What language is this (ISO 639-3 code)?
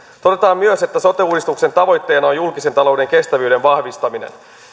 fin